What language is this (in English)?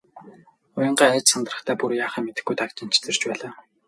Mongolian